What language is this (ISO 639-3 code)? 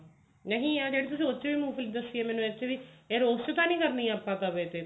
pan